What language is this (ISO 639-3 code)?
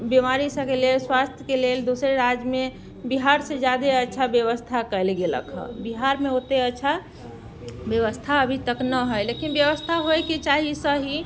mai